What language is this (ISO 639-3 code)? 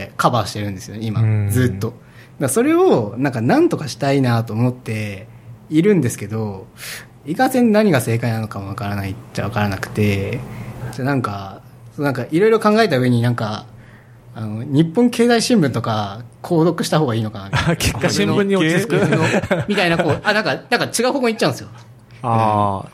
jpn